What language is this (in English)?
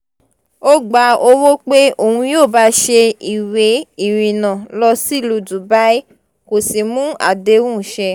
Yoruba